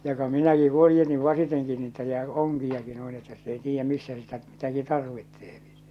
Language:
Finnish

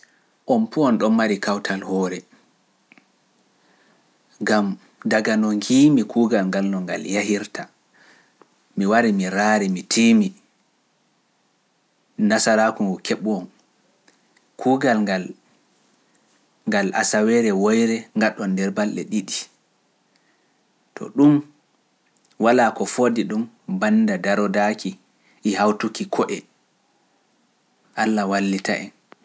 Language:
Pular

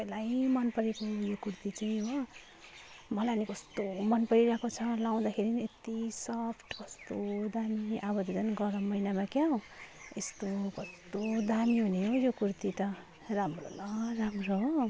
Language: Nepali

